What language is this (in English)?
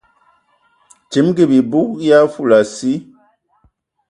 Ewondo